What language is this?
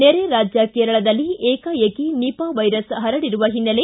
Kannada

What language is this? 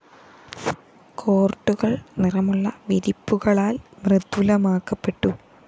Malayalam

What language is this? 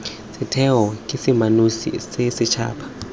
Tswana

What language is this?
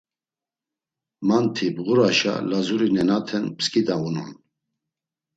Laz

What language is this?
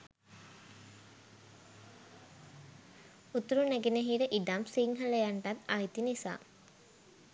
Sinhala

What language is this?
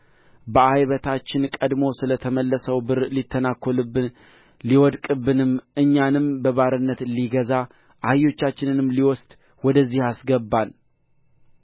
Amharic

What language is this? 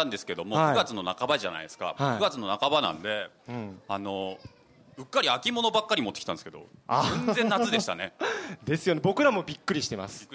Japanese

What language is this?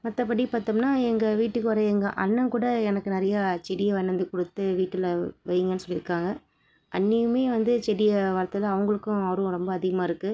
Tamil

